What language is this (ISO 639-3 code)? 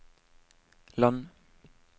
nor